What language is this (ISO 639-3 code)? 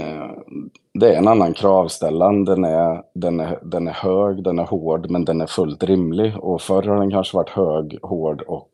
swe